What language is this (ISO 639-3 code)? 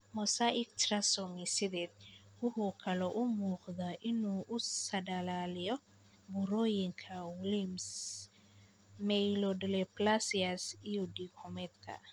som